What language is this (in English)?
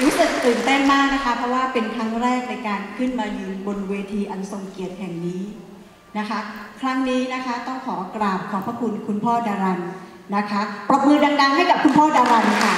Thai